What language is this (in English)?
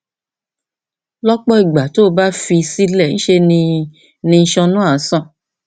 Yoruba